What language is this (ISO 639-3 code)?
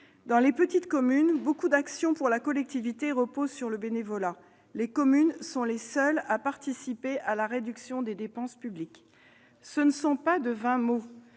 fra